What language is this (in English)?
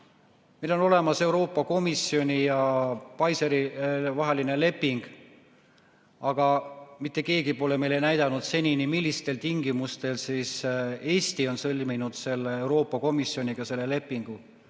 Estonian